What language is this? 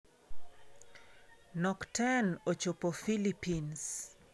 Luo (Kenya and Tanzania)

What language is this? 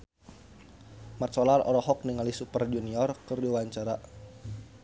Sundanese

